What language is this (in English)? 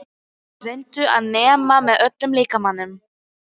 Icelandic